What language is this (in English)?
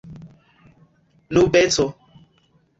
Esperanto